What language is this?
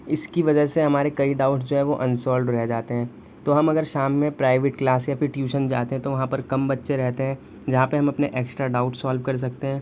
Urdu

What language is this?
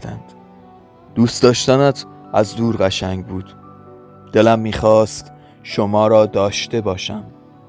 Persian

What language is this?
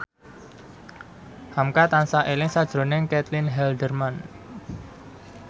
Javanese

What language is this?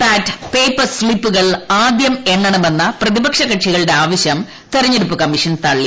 Malayalam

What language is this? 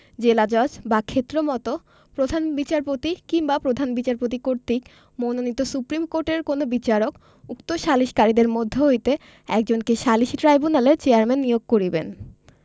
Bangla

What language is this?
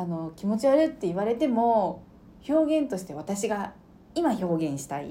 Japanese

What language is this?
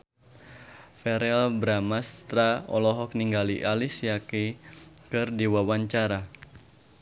Sundanese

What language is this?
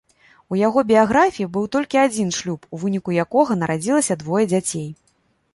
Belarusian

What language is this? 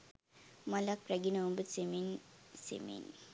Sinhala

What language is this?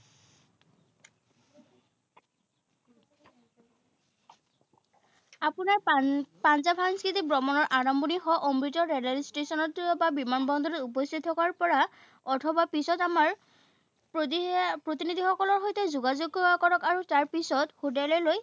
Assamese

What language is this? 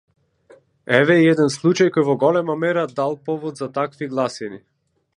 Macedonian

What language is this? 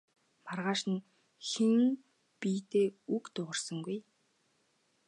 Mongolian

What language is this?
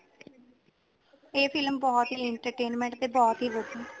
Punjabi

